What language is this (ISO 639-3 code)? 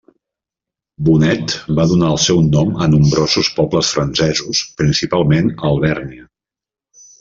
cat